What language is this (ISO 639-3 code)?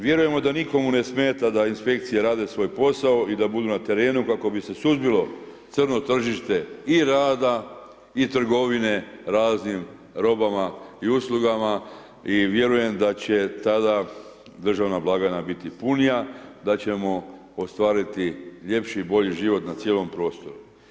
hrv